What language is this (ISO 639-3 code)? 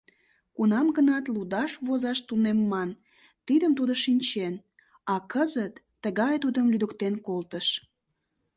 chm